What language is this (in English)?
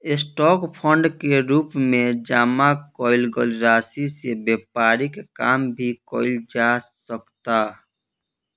Bhojpuri